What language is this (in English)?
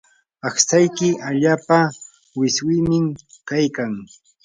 Yanahuanca Pasco Quechua